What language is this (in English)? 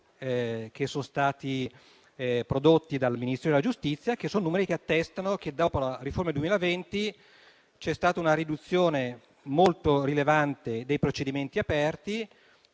Italian